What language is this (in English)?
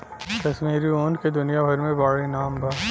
Bhojpuri